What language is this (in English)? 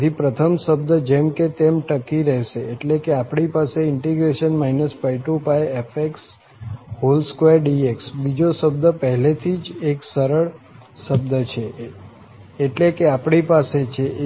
Gujarati